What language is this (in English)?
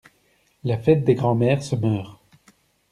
French